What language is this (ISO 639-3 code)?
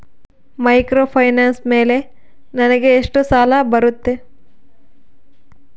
kan